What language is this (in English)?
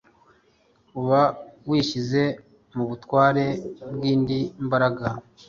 Kinyarwanda